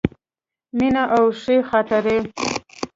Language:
Pashto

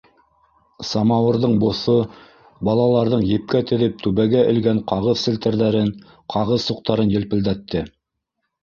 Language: Bashkir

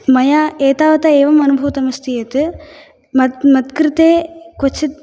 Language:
Sanskrit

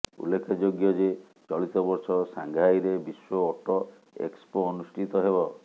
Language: Odia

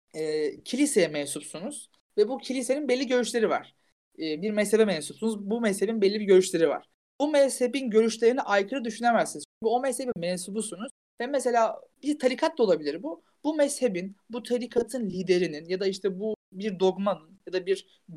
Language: Turkish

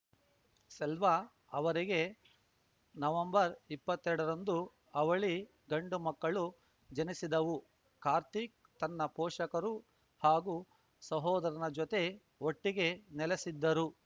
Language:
Kannada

